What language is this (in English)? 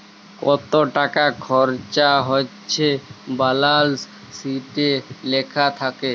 Bangla